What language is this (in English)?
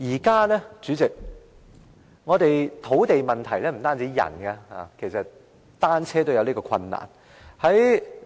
Cantonese